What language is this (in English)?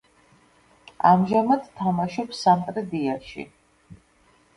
Georgian